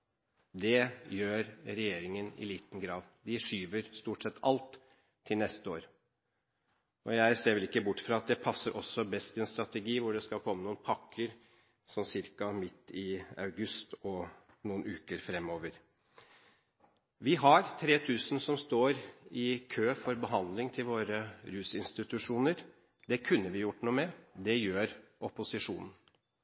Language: Norwegian Bokmål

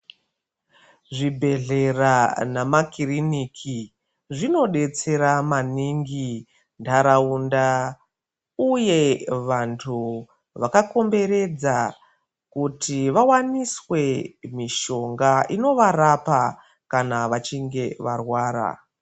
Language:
Ndau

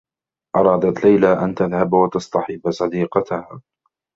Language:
Arabic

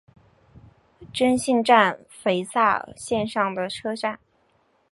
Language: Chinese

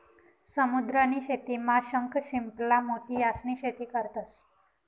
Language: Marathi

